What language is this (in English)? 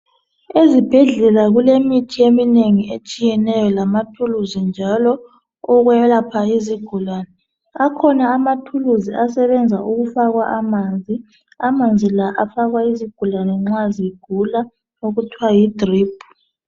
North Ndebele